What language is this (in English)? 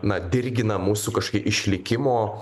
Lithuanian